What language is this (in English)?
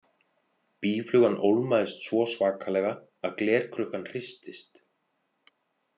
Icelandic